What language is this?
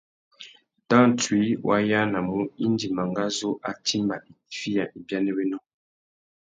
Tuki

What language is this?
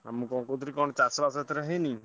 Odia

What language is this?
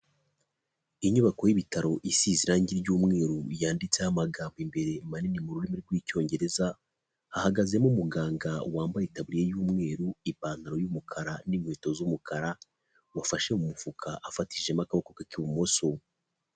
Kinyarwanda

